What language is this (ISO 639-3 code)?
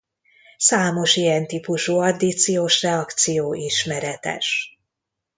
hun